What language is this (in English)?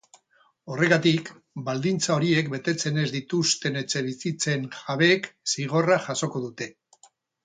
Basque